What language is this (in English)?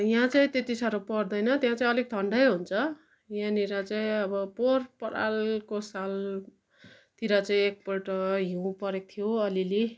Nepali